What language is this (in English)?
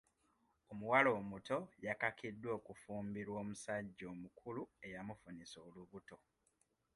Ganda